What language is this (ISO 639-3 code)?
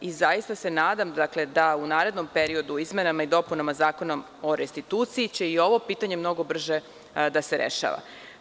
srp